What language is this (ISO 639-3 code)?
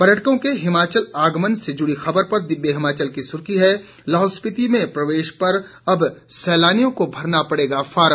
hin